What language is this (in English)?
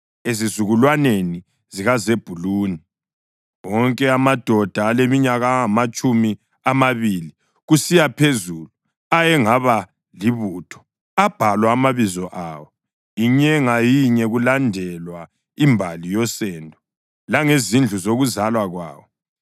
North Ndebele